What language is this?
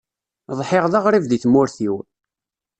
Kabyle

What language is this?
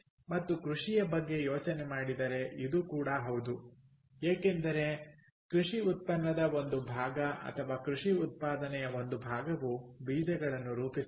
Kannada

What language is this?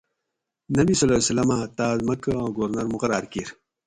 Gawri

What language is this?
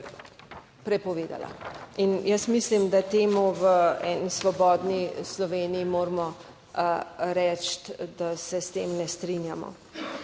Slovenian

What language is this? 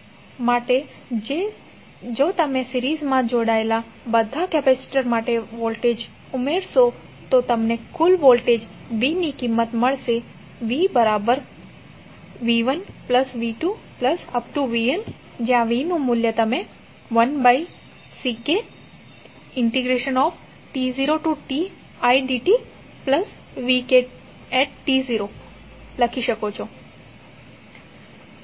Gujarati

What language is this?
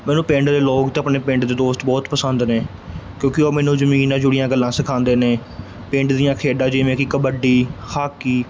Punjabi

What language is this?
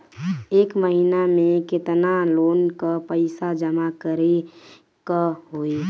Bhojpuri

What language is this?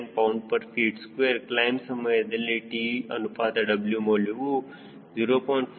Kannada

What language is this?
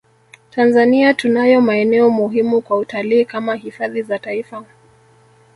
Swahili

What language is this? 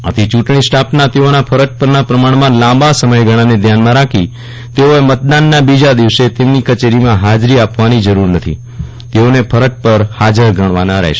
Gujarati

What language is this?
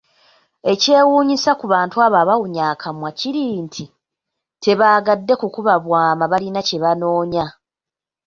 Ganda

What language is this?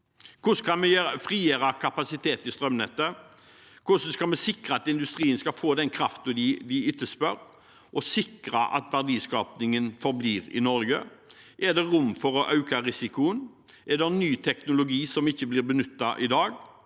Norwegian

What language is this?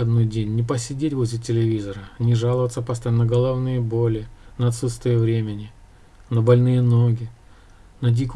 Russian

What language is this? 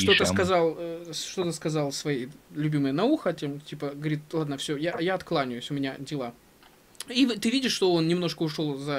Russian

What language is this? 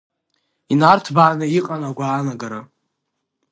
Abkhazian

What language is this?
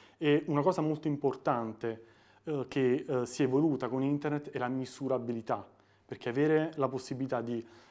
Italian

